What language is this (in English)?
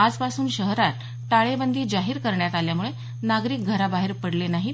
Marathi